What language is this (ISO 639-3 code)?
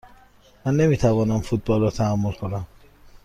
fas